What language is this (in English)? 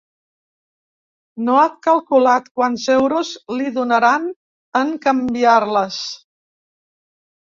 Catalan